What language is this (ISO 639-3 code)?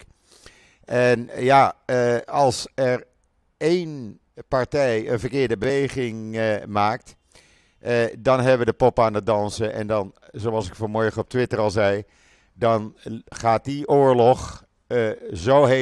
nld